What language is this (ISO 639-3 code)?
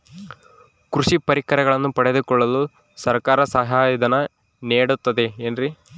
kan